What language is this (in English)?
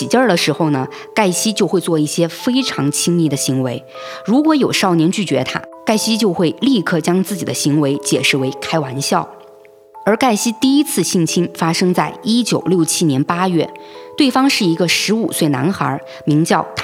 Chinese